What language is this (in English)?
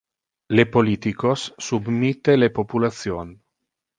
Interlingua